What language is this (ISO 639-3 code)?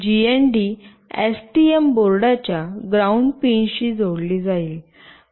mar